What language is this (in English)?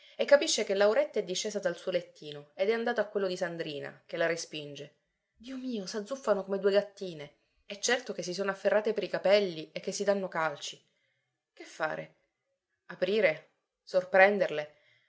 Italian